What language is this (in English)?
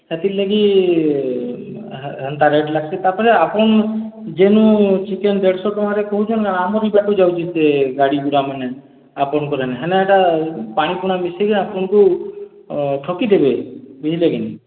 Odia